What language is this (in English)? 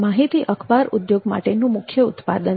Gujarati